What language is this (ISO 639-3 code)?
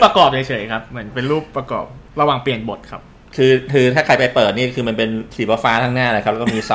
tha